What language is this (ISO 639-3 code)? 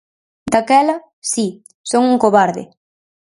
glg